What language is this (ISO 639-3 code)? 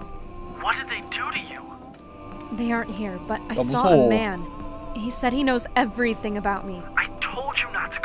kor